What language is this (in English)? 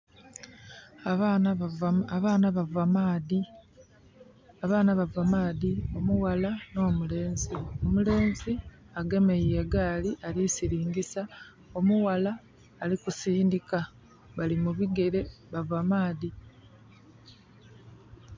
Soga